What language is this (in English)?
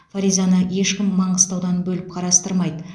Kazakh